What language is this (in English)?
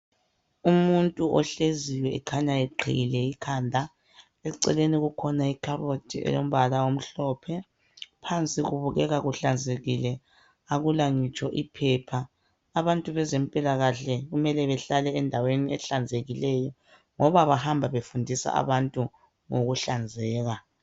North Ndebele